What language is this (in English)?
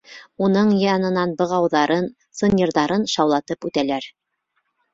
Bashkir